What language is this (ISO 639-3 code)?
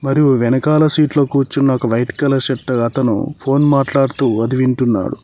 tel